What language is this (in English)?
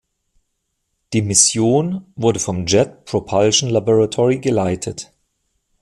German